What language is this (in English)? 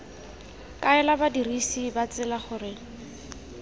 Tswana